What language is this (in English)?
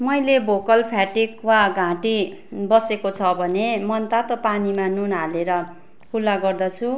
Nepali